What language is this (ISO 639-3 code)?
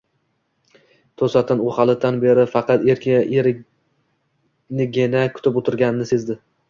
uzb